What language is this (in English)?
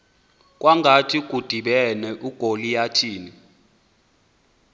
Xhosa